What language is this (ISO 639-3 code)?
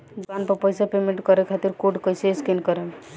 bho